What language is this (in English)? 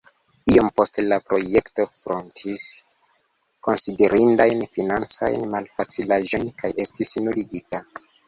Esperanto